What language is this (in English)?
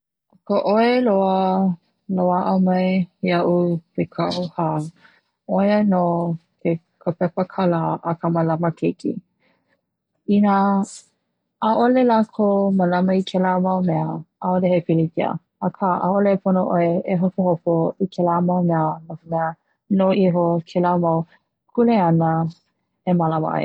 Hawaiian